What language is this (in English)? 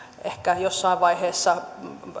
Finnish